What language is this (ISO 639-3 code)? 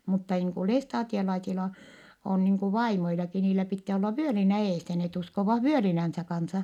fin